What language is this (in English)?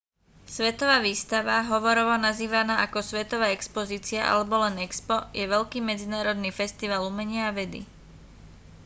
Slovak